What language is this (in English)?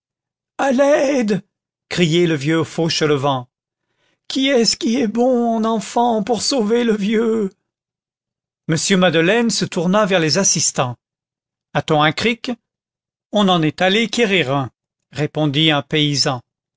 French